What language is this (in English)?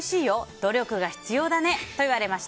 Japanese